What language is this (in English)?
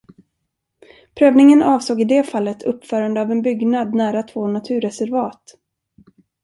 Swedish